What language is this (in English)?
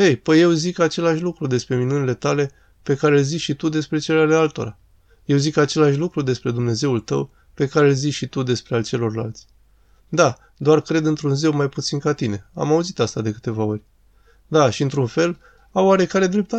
Romanian